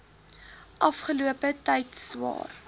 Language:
Afrikaans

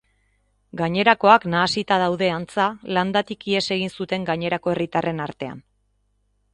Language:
Basque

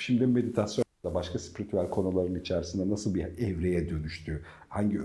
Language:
Turkish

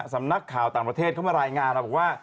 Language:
Thai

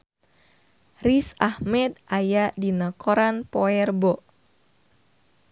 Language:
Sundanese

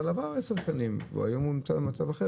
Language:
Hebrew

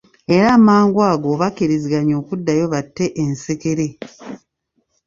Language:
Ganda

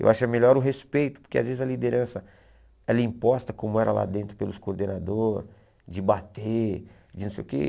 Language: Portuguese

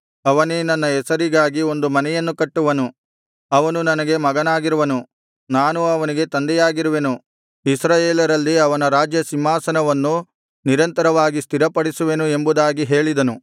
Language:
Kannada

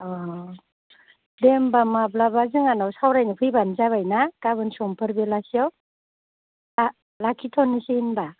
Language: Bodo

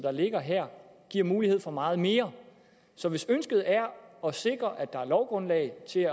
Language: Danish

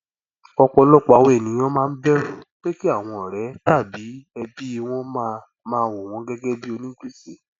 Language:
Yoruba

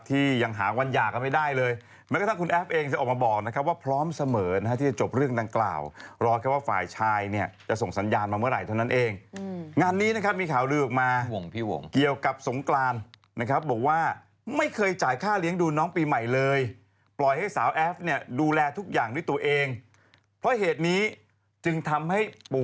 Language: Thai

